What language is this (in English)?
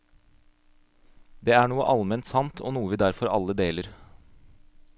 Norwegian